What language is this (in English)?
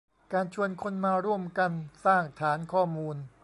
Thai